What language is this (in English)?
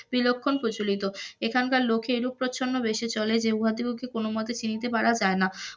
Bangla